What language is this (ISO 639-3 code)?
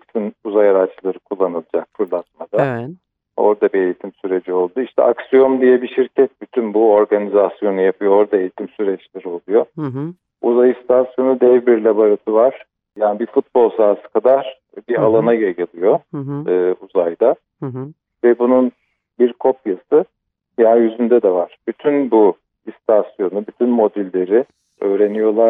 tur